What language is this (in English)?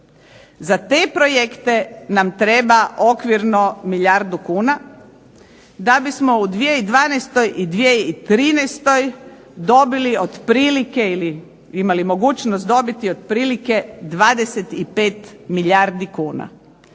Croatian